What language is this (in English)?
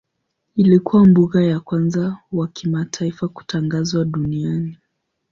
Swahili